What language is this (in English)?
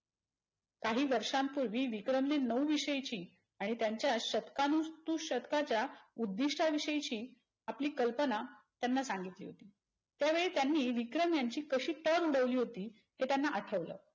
Marathi